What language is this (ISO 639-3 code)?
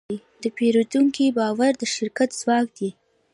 pus